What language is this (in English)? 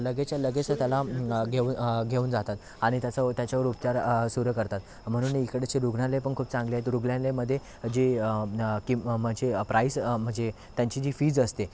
Marathi